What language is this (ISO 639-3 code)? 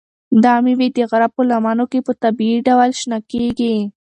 pus